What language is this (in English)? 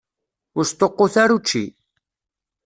Kabyle